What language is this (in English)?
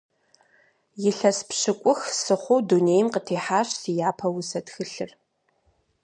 Kabardian